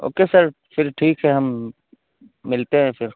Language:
Urdu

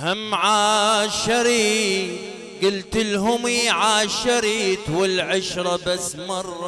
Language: Arabic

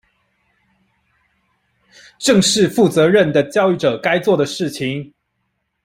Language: Chinese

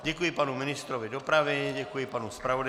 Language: Czech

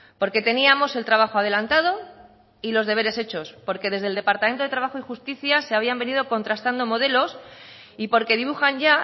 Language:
Spanish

